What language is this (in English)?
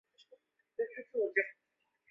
Chinese